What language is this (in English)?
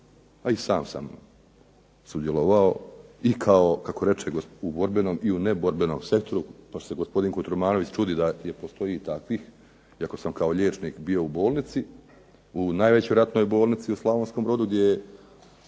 Croatian